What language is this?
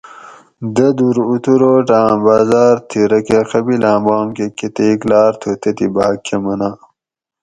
Gawri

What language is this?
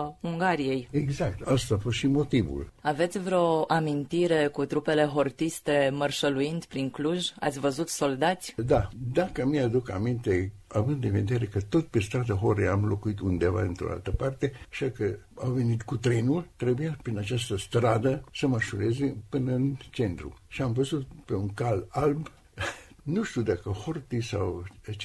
Romanian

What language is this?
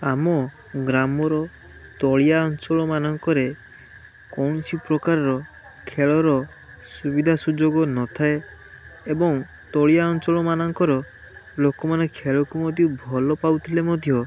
Odia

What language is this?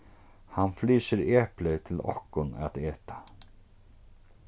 Faroese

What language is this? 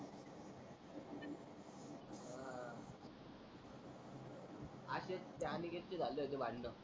Marathi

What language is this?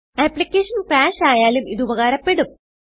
Malayalam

